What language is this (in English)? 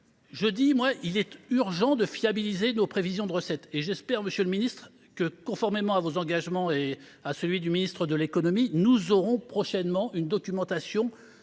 French